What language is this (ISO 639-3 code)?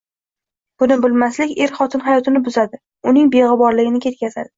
uzb